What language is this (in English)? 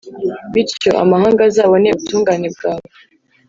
Kinyarwanda